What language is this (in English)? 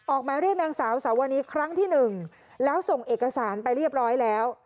Thai